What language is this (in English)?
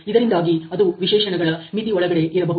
Kannada